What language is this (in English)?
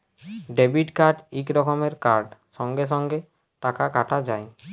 Bangla